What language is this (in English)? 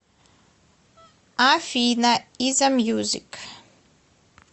Russian